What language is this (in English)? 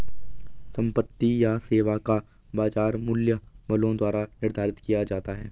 Hindi